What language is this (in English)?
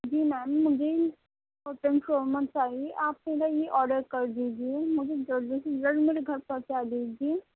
Urdu